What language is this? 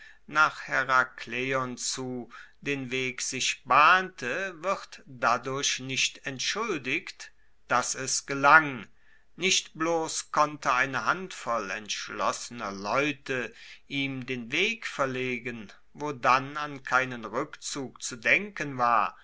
German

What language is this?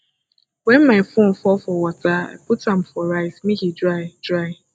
Nigerian Pidgin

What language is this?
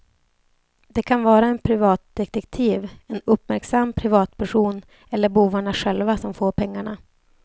Swedish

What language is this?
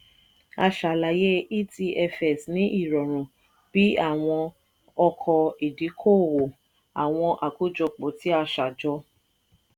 Yoruba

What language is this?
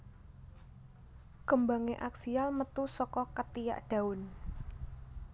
Javanese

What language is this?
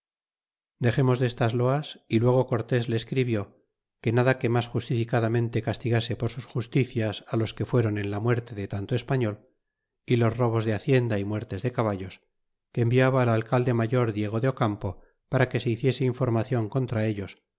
Spanish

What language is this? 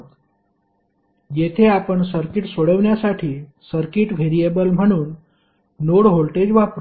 Marathi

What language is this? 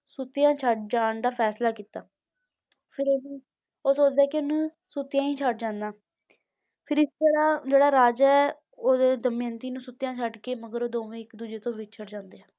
Punjabi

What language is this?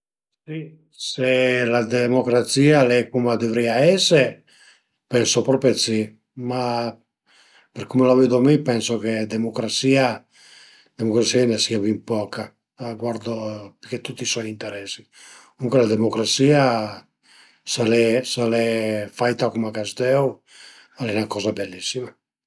Piedmontese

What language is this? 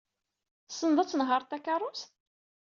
Kabyle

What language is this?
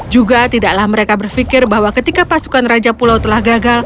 Indonesian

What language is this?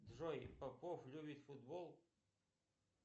Russian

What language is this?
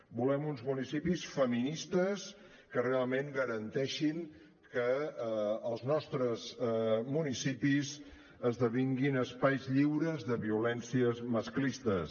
Catalan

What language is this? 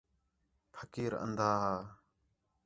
Khetrani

